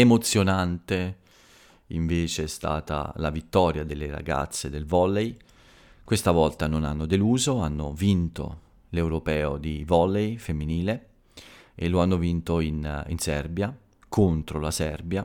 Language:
Italian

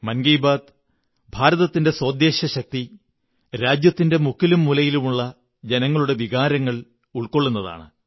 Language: Malayalam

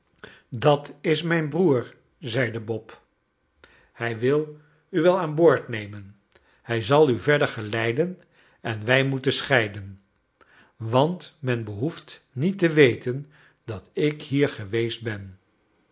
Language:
Dutch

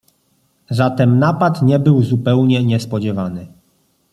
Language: Polish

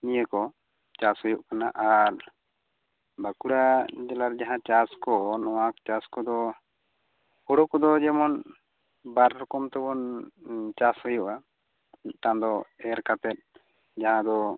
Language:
Santali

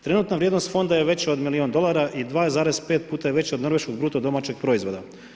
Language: Croatian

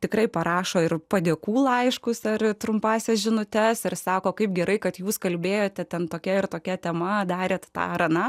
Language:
Lithuanian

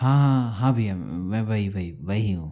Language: Hindi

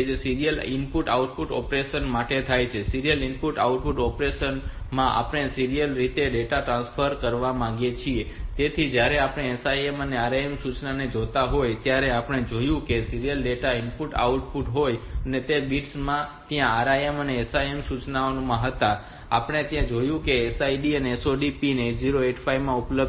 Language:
Gujarati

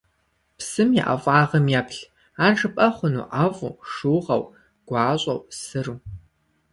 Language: Kabardian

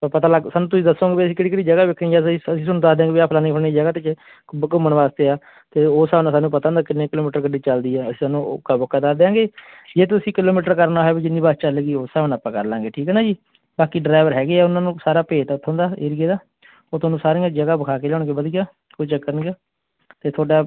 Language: Punjabi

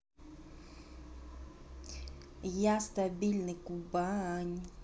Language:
Russian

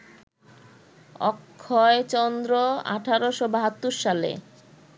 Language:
Bangla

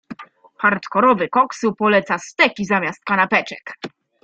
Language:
Polish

